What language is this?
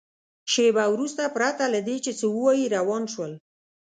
Pashto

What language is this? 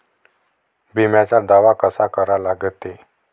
Marathi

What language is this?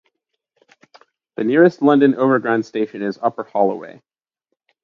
English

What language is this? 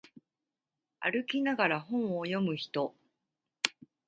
Japanese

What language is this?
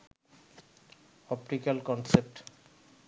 Bangla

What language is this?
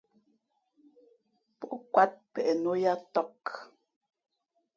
Fe'fe'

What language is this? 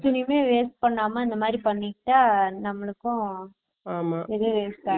Tamil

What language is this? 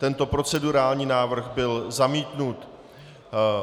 Czech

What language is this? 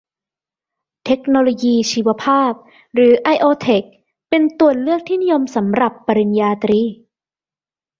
Thai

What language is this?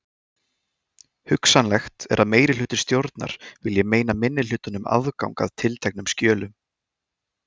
Icelandic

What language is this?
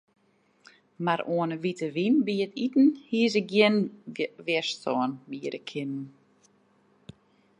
Western Frisian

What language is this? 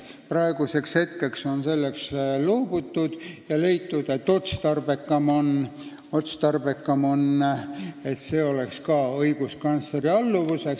Estonian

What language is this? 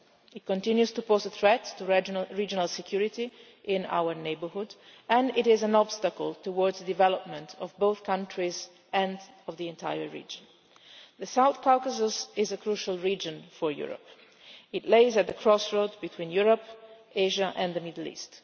English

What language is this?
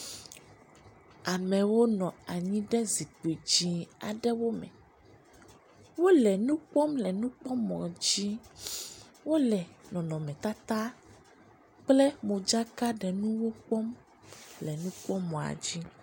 Ewe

